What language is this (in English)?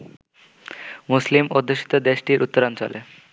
Bangla